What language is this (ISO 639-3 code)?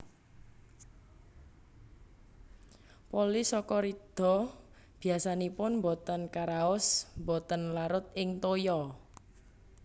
jav